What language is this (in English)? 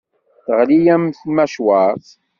Kabyle